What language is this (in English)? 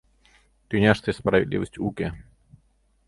Mari